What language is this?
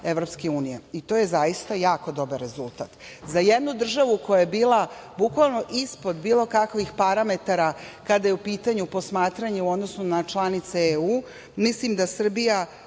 Serbian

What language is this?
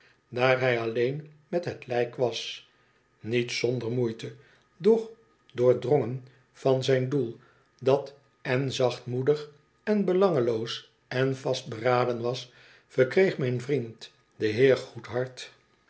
Dutch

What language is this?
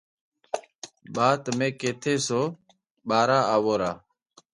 Parkari Koli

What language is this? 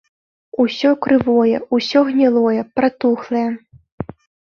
Belarusian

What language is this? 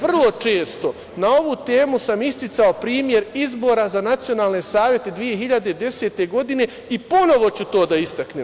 Serbian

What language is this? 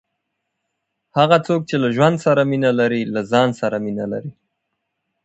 Pashto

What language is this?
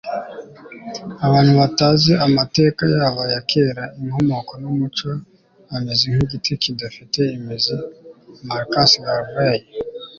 Kinyarwanda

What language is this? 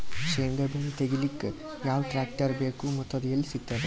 Kannada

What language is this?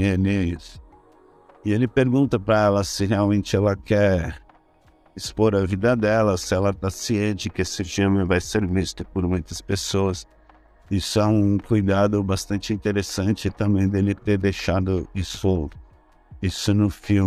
Portuguese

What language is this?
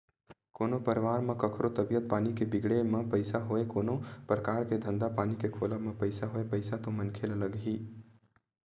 Chhattisgarhi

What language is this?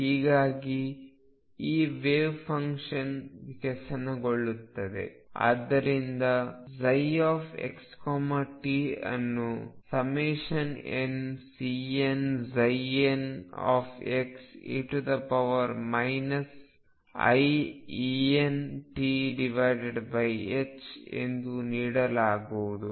Kannada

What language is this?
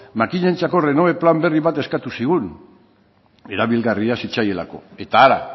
Basque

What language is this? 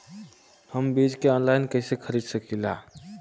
Bhojpuri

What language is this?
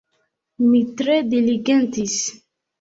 Esperanto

